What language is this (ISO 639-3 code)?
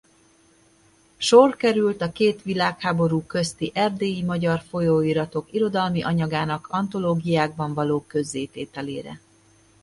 hun